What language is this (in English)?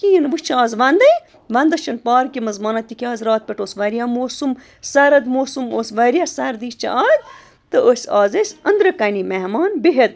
Kashmiri